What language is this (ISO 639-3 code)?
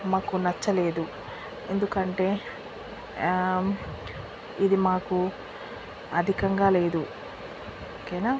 tel